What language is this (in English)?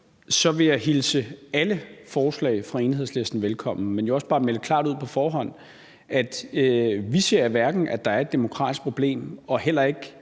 Danish